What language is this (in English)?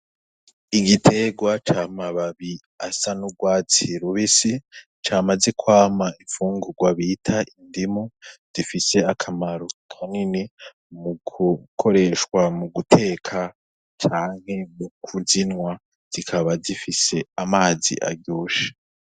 Rundi